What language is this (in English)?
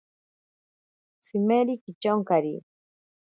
Ashéninka Perené